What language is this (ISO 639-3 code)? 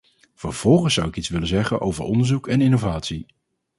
nld